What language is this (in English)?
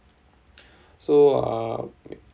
English